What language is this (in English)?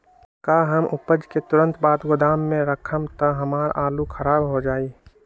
Magahi